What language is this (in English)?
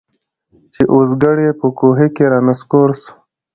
Pashto